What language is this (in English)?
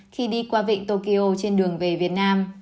Vietnamese